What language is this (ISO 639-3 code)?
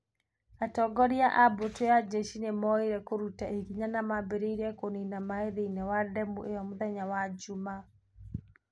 kik